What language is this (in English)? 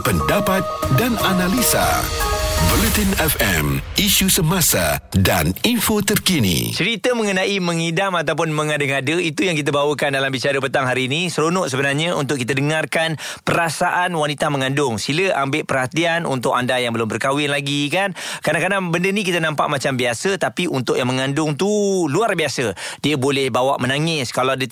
Malay